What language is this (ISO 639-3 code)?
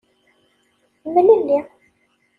kab